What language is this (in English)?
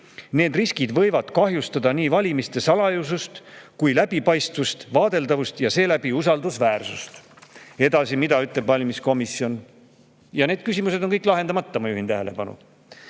Estonian